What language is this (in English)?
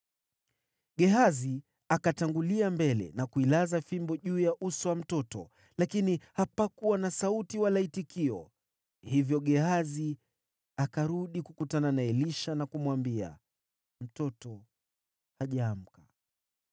Swahili